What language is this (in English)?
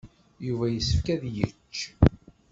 Kabyle